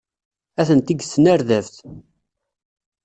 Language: Kabyle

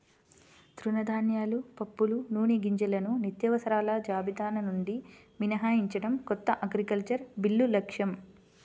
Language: Telugu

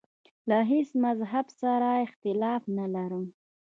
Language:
Pashto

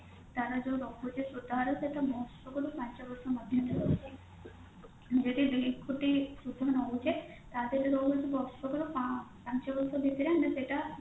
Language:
Odia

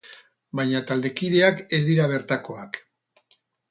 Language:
Basque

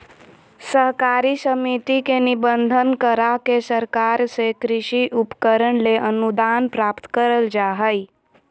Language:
Magahi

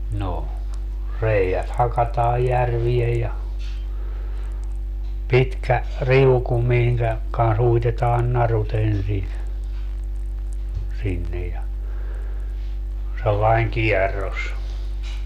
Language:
Finnish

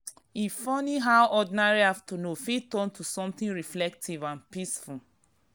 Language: Nigerian Pidgin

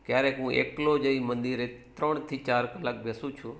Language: Gujarati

